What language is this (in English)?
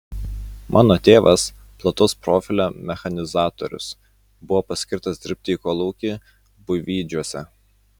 Lithuanian